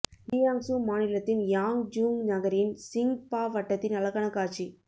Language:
Tamil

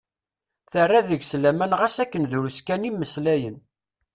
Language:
Kabyle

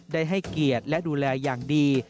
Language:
Thai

